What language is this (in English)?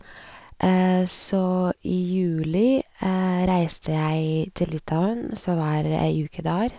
Norwegian